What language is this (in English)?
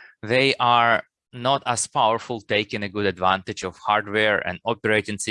English